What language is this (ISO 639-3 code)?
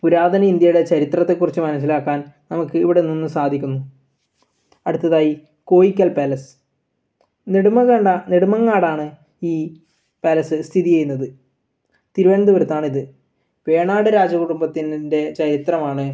mal